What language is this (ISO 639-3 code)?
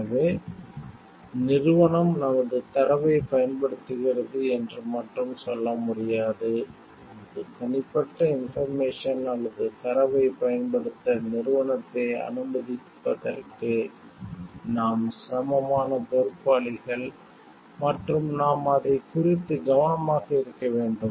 tam